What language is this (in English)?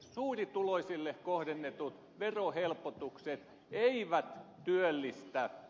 Finnish